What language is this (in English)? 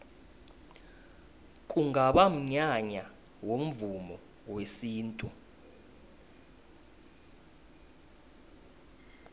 South Ndebele